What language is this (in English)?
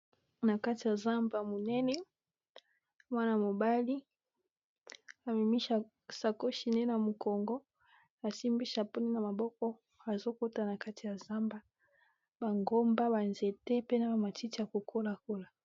Lingala